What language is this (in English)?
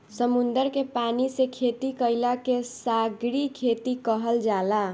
Bhojpuri